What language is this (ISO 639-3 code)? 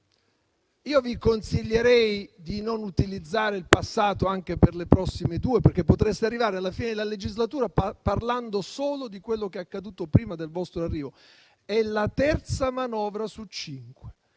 ita